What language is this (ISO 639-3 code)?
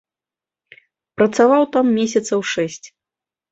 bel